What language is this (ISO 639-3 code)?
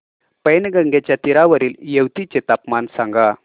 mar